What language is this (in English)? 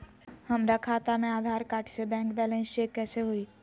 Magahi